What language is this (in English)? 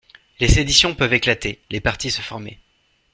French